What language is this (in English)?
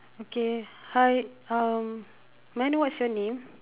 English